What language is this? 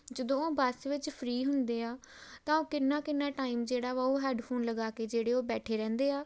Punjabi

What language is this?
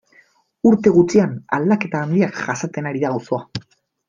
Basque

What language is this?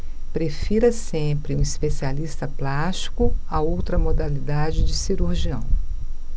Portuguese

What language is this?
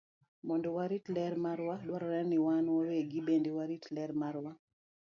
Luo (Kenya and Tanzania)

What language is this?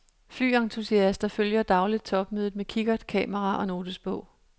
Danish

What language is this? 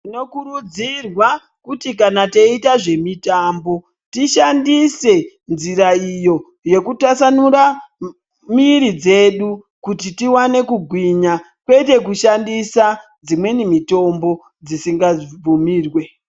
Ndau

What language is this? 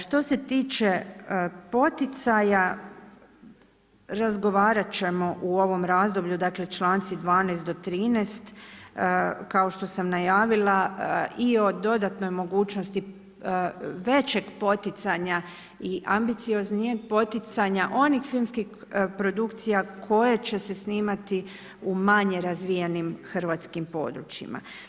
Croatian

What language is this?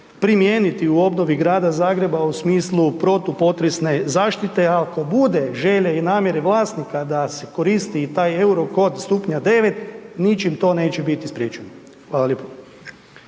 Croatian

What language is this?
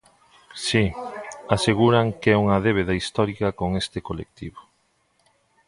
Galician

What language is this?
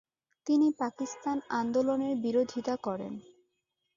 Bangla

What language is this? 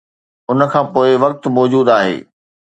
Sindhi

